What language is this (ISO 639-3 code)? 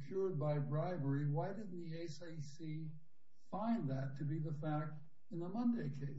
eng